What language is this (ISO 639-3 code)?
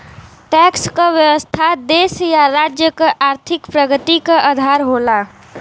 bho